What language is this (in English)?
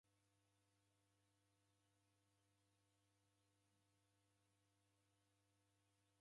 Taita